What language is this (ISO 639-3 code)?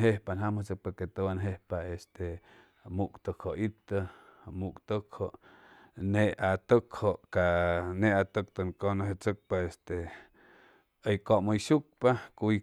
zoh